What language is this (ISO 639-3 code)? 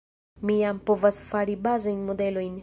epo